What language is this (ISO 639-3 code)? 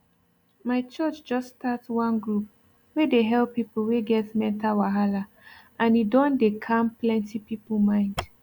pcm